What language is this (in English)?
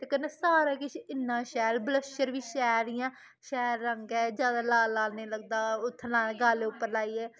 Dogri